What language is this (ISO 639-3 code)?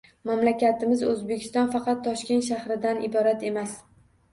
uzb